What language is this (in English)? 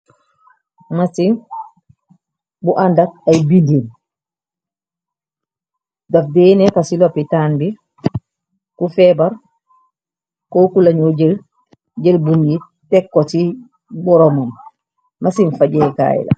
Wolof